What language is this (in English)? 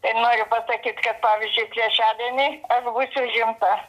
Lithuanian